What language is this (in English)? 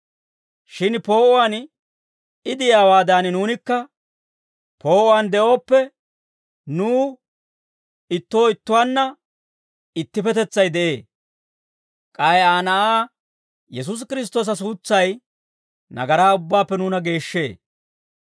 Dawro